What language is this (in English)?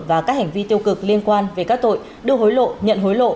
Vietnamese